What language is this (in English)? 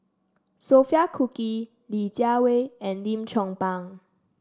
English